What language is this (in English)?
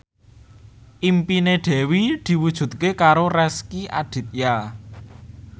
Javanese